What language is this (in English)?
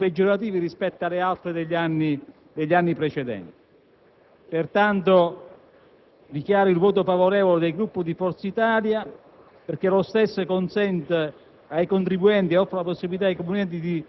Italian